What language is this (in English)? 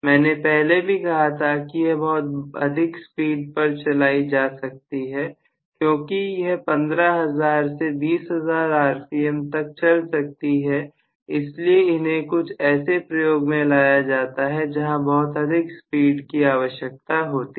Hindi